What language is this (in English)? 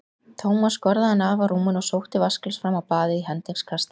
Icelandic